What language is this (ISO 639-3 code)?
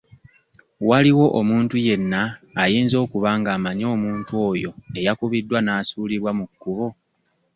lug